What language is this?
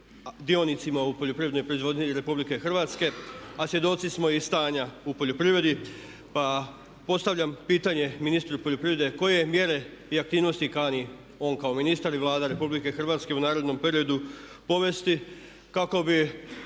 Croatian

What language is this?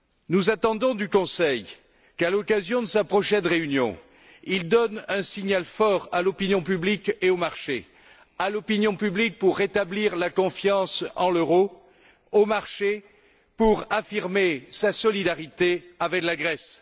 French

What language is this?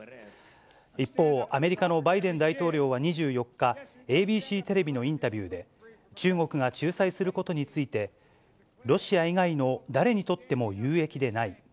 Japanese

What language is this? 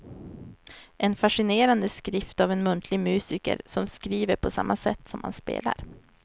Swedish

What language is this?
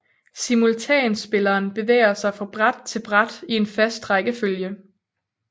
Danish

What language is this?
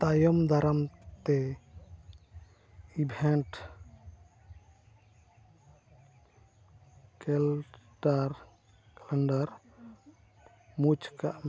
Santali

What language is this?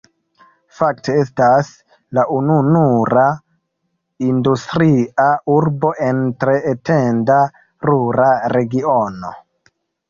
Esperanto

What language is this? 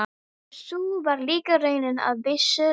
Icelandic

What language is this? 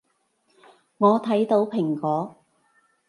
Cantonese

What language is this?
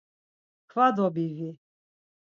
Laz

